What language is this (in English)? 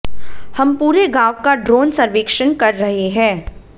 Hindi